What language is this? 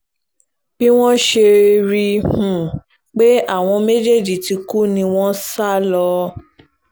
Yoruba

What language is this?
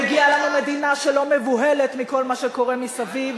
Hebrew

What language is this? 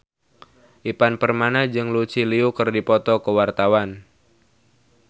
Sundanese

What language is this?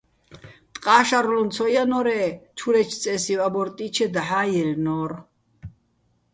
Bats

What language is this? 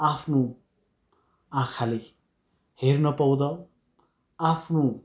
Nepali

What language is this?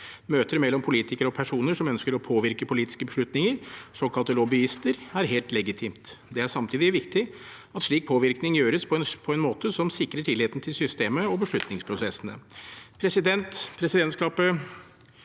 Norwegian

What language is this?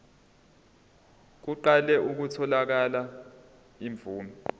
Zulu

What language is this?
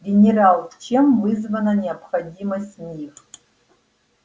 Russian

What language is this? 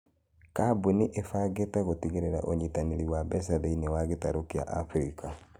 Kikuyu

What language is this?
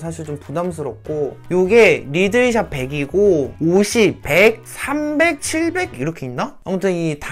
Korean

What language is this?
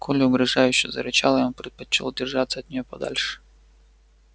Russian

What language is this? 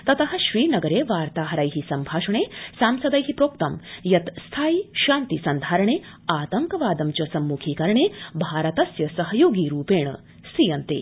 Sanskrit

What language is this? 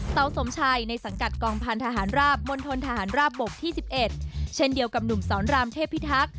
Thai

